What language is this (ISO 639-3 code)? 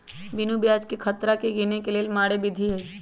mag